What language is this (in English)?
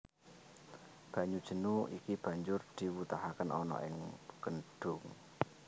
Javanese